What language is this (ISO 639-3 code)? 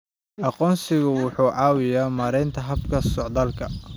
som